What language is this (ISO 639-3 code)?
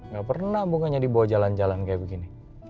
ind